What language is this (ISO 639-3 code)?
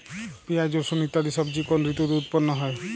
ben